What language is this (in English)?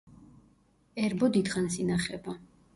Georgian